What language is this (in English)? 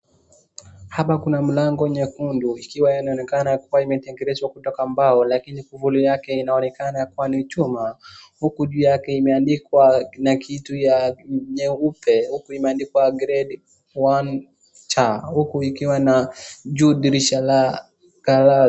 Swahili